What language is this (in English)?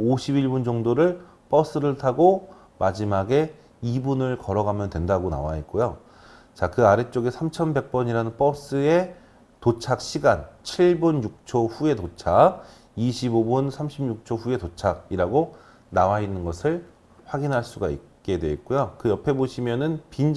Korean